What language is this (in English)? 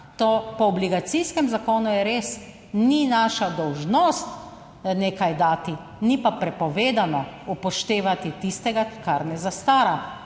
Slovenian